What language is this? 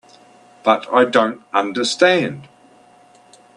English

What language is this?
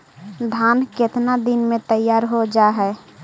Magahi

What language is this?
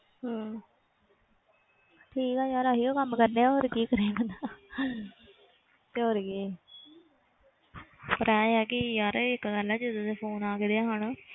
Punjabi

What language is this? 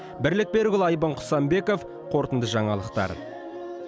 Kazakh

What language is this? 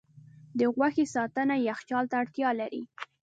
Pashto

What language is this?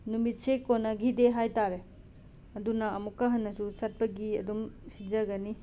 Manipuri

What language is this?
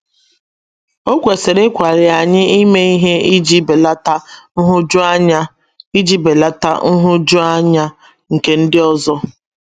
Igbo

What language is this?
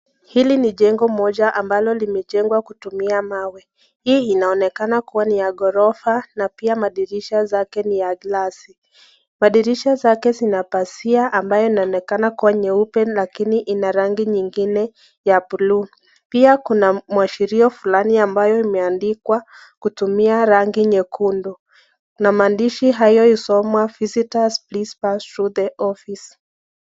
Swahili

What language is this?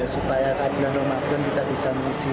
Indonesian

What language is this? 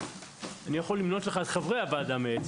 Hebrew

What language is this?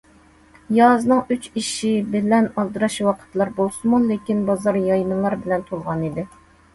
Uyghur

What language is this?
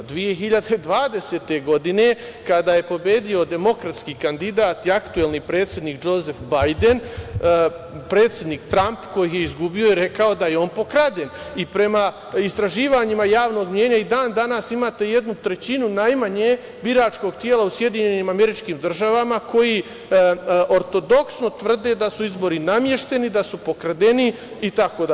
Serbian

